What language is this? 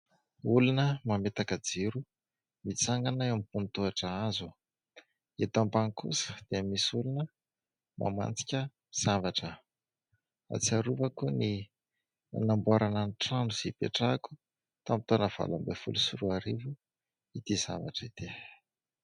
Malagasy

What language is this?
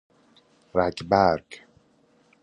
Persian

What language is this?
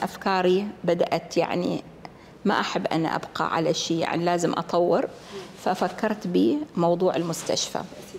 Arabic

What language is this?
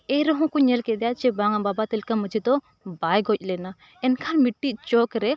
Santali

